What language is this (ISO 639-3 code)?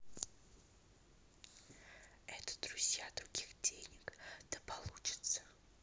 rus